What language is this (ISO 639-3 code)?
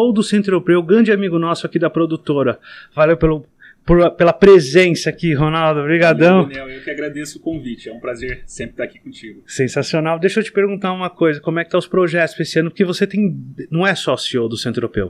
por